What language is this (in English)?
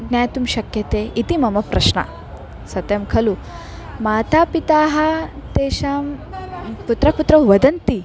Sanskrit